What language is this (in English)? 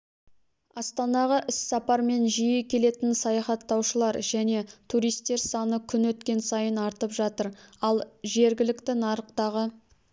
Kazakh